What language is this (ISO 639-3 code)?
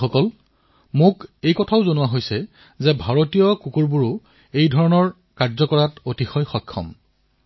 asm